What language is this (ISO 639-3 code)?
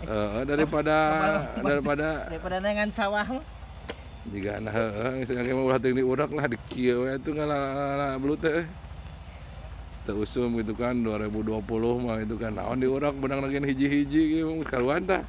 ind